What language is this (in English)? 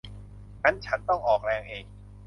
Thai